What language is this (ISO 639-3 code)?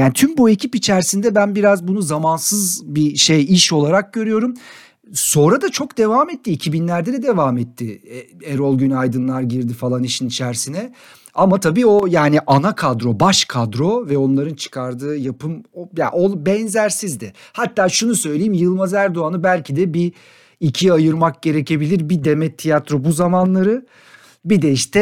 tur